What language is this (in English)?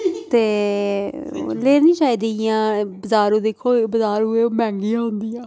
Dogri